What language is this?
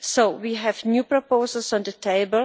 English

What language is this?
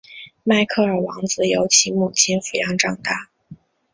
Chinese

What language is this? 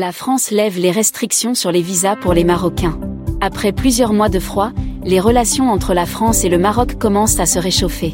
French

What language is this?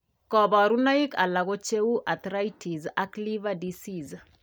Kalenjin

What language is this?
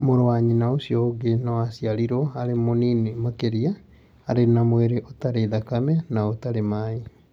Kikuyu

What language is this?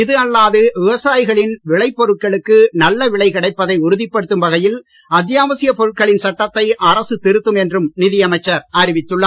Tamil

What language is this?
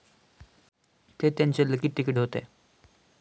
Marathi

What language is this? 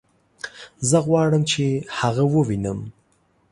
Pashto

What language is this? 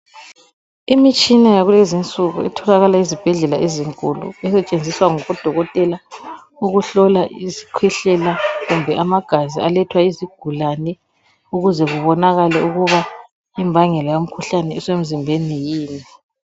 North Ndebele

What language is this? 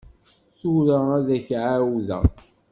Kabyle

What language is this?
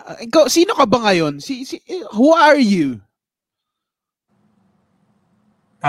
Filipino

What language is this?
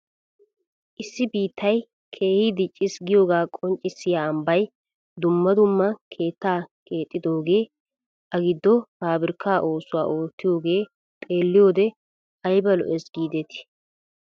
Wolaytta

